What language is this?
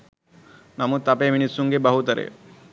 Sinhala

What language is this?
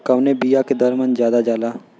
Bhojpuri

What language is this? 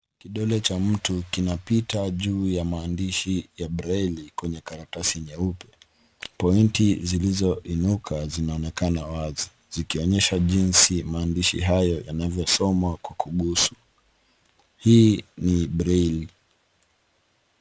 Swahili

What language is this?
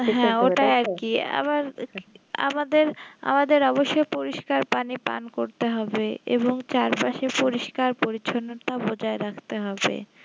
Bangla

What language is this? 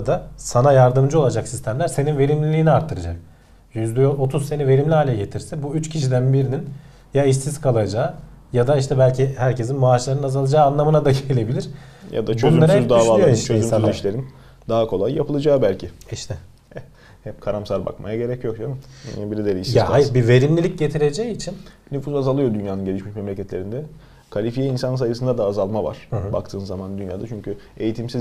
Turkish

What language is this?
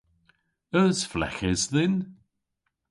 Cornish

